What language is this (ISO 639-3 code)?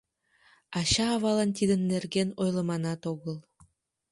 chm